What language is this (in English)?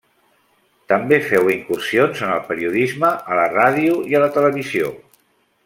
Catalan